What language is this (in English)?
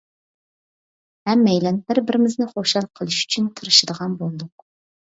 Uyghur